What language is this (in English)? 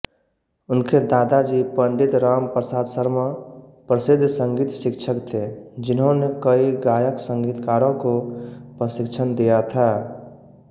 Hindi